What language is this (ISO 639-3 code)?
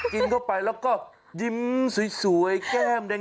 tha